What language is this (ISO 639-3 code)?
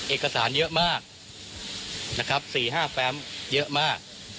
tha